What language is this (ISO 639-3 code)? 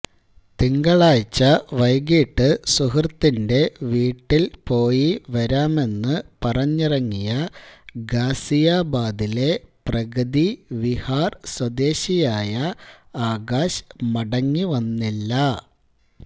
mal